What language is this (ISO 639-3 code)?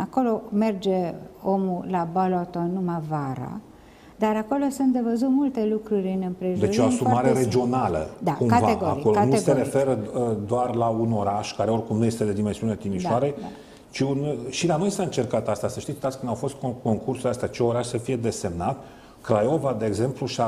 ron